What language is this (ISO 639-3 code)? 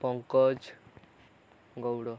ori